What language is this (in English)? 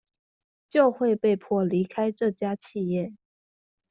Chinese